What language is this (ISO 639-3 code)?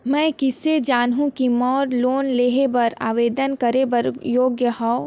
hne